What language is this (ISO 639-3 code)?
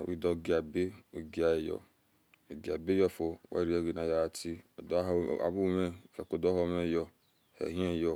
ish